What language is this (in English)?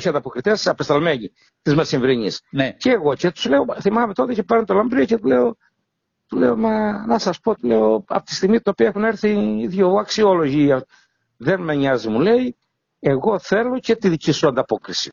Greek